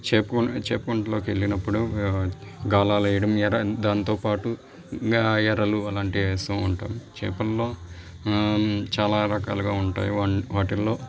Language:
Telugu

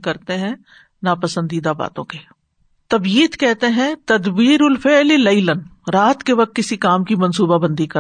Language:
Urdu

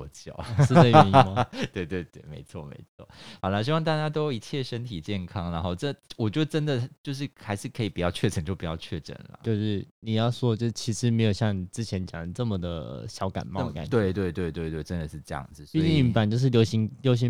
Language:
Chinese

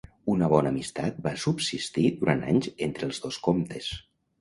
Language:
Catalan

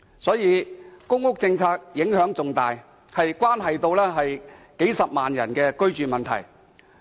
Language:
Cantonese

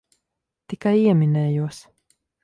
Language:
Latvian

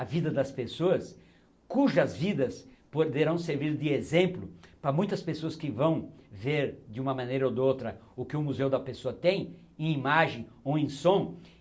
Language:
Portuguese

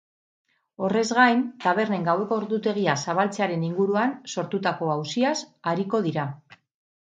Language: Basque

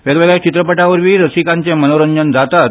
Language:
Konkani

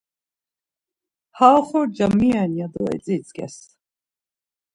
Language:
Laz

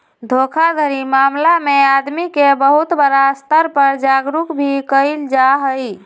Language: Magahi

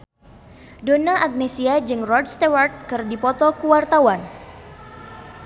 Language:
Sundanese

